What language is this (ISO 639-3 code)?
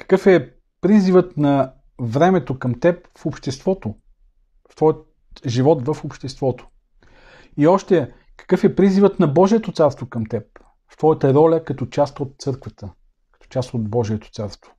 bul